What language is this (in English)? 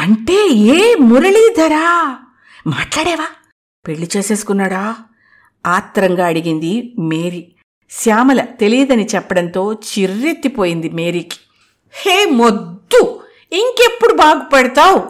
Telugu